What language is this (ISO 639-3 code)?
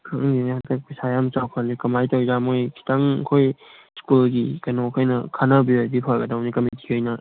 mni